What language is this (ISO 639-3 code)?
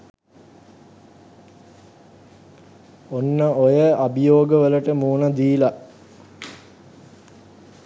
sin